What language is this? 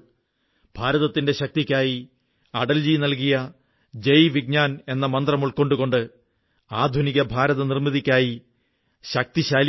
Malayalam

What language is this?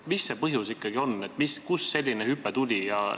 Estonian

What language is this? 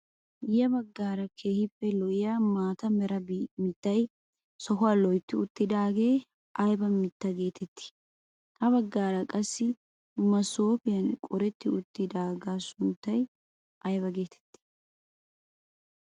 Wolaytta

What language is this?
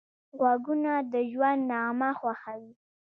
Pashto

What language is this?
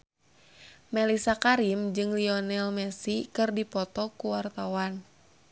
Sundanese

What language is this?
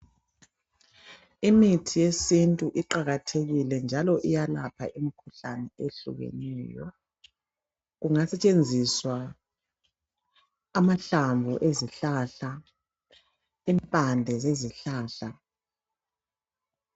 North Ndebele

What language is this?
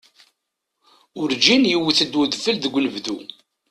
Kabyle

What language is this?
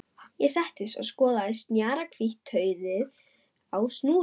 Icelandic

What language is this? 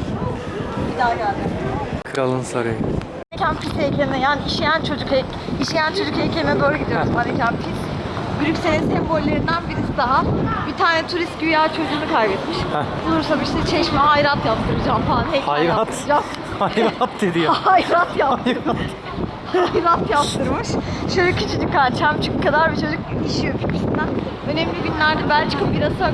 Turkish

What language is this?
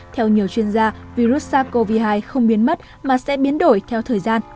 Vietnamese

